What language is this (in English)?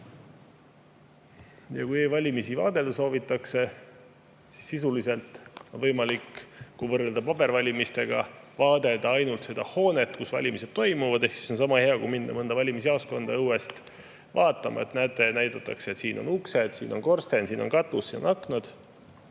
Estonian